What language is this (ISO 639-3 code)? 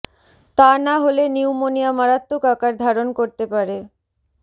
ben